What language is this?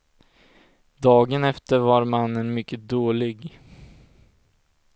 Swedish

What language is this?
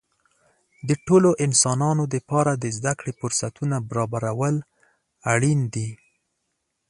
Pashto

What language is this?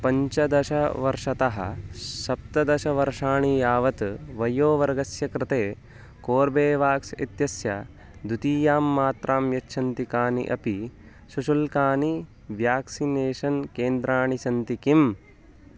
Sanskrit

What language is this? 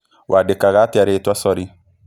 Kikuyu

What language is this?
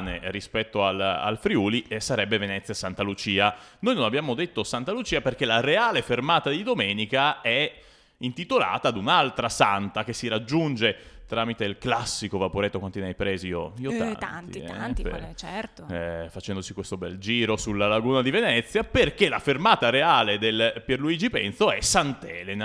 Italian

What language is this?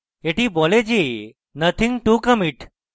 Bangla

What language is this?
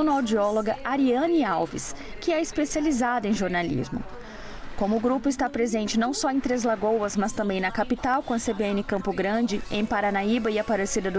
Portuguese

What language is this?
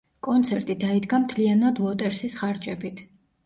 Georgian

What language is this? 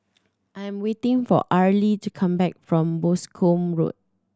English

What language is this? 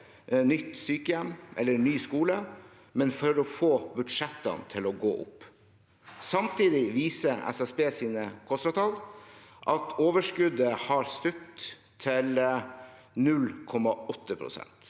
Norwegian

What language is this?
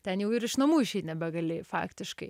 Lithuanian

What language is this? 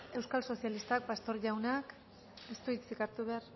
Basque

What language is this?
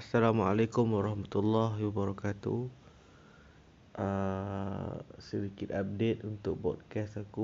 Malay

